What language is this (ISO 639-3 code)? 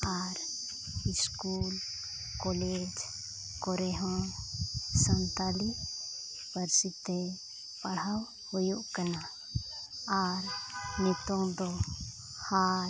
sat